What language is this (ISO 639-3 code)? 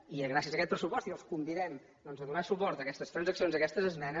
cat